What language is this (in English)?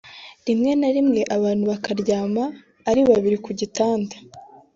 Kinyarwanda